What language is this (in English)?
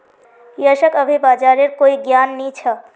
Magahi